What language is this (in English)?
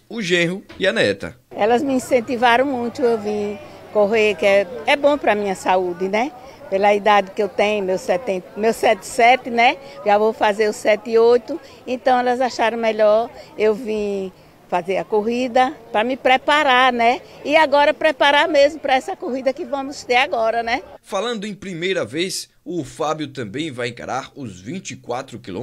Portuguese